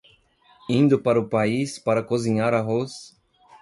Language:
Portuguese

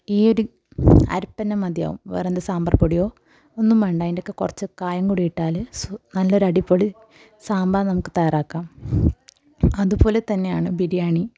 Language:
Malayalam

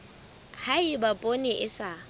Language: Southern Sotho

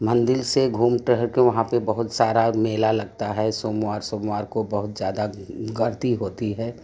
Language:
Hindi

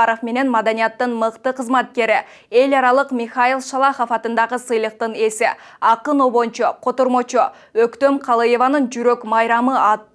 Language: Turkish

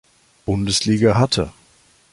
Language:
German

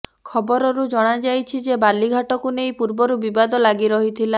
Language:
Odia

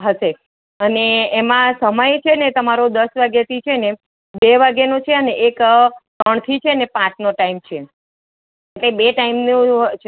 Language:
Gujarati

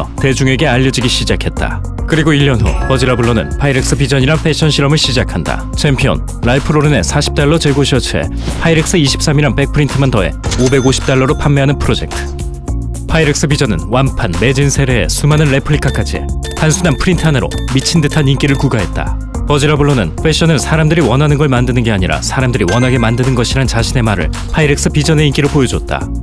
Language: Korean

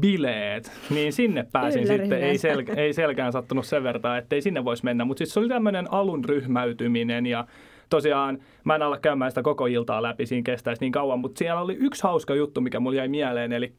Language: Finnish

